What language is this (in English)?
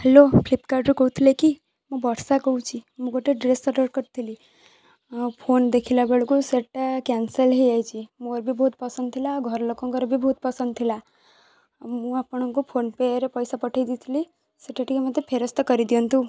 Odia